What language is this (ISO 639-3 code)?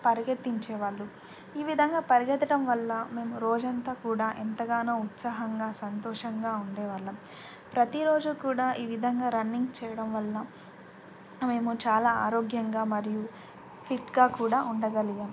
tel